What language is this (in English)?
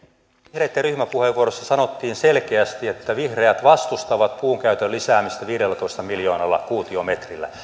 Finnish